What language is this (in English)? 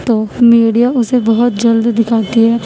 Urdu